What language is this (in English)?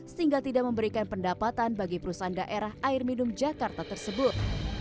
Indonesian